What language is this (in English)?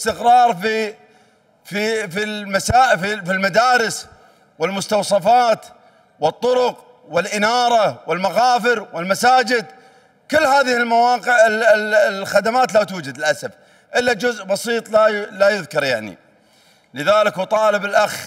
Arabic